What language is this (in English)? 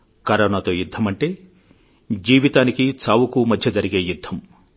Telugu